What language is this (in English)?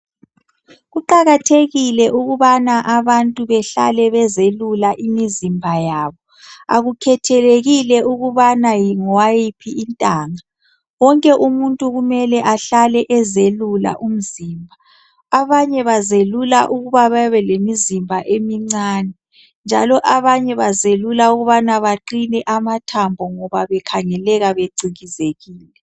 North Ndebele